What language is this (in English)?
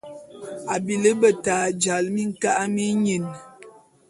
Bulu